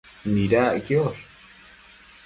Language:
Matsés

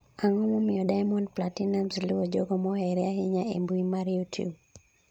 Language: Luo (Kenya and Tanzania)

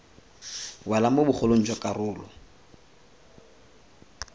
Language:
Tswana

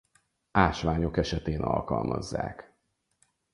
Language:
Hungarian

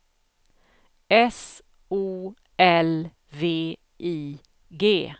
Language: Swedish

